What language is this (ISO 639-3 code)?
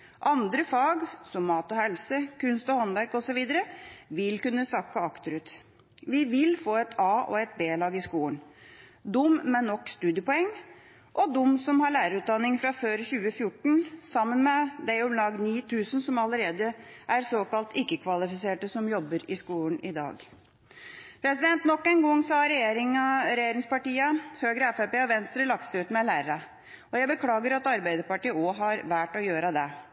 nob